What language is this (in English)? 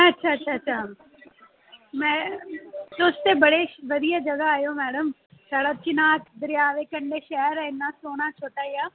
Dogri